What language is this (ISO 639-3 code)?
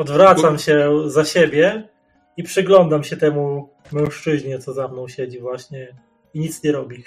pol